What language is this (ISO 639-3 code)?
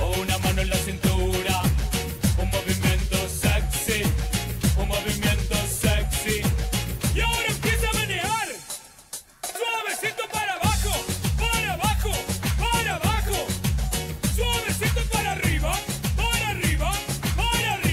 ara